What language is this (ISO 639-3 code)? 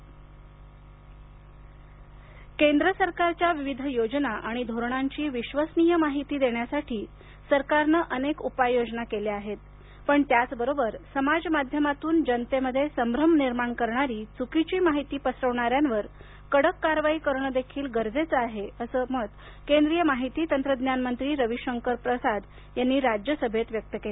mar